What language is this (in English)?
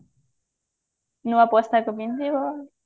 Odia